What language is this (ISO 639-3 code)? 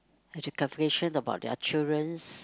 eng